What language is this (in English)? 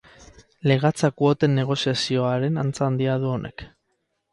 Basque